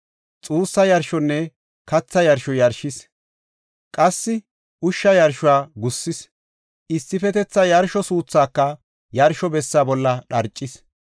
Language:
Gofa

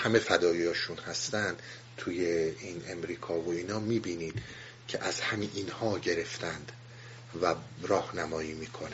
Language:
Persian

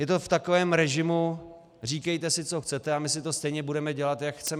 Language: Czech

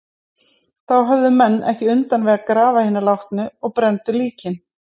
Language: Icelandic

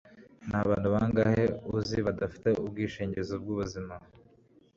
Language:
Kinyarwanda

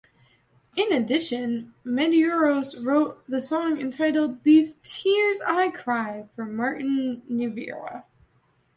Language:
English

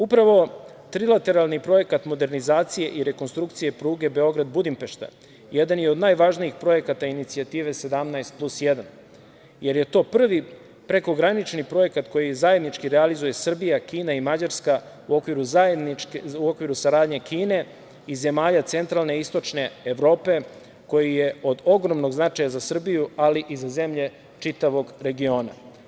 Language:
Serbian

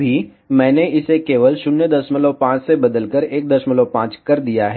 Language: Hindi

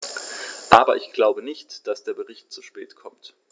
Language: German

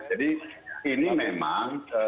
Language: Indonesian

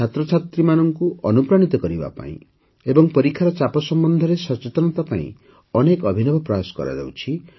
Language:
Odia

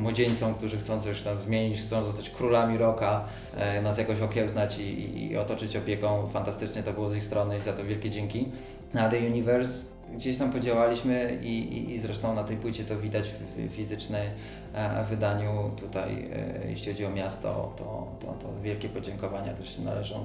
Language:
Polish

